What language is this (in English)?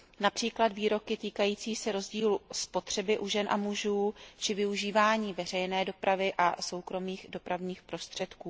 Czech